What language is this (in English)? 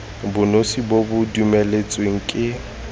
Tswana